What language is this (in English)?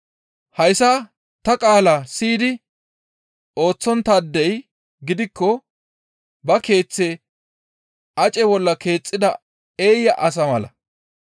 Gamo